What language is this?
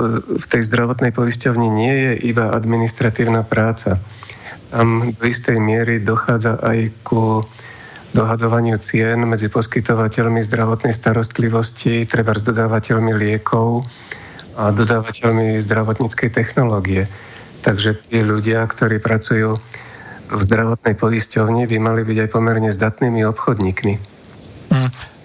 Slovak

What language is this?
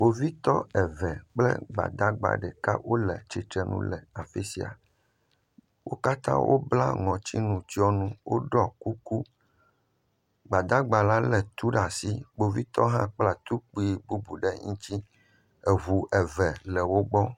Ewe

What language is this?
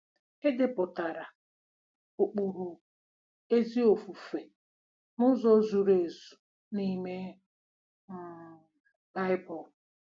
Igbo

